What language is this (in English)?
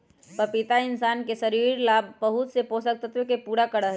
Magahi